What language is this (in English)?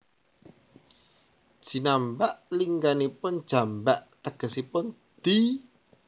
Javanese